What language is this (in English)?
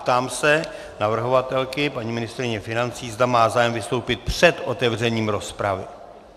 Czech